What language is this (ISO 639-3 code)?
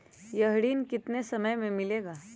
mag